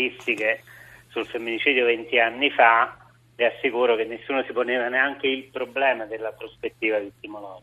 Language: Italian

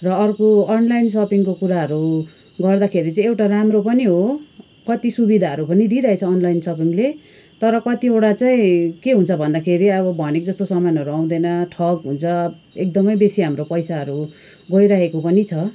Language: Nepali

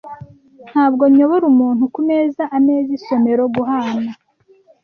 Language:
Kinyarwanda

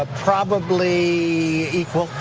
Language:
English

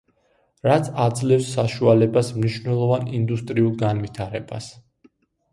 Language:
Georgian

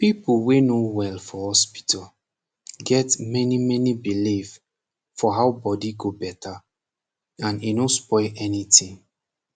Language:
Nigerian Pidgin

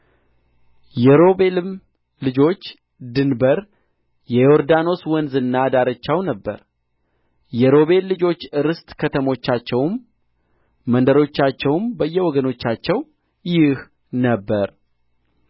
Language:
Amharic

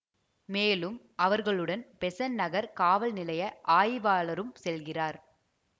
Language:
Tamil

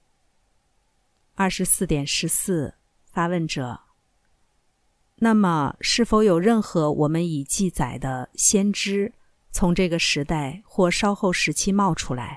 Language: Chinese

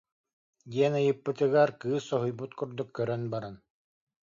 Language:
Yakut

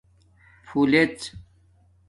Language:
Domaaki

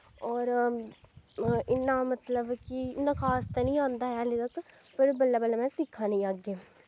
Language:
Dogri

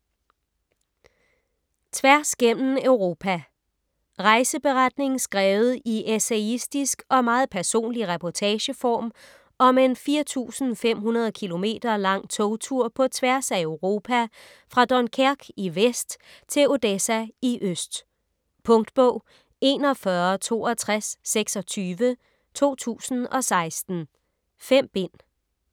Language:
Danish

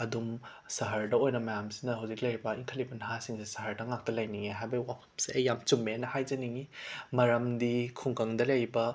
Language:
Manipuri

